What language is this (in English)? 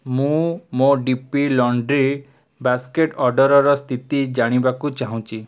Odia